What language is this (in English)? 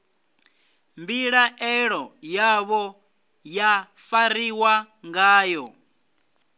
Venda